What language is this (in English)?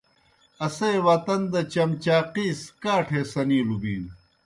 Kohistani Shina